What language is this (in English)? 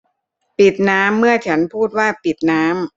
Thai